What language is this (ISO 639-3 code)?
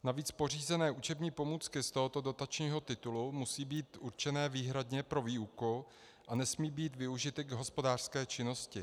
ces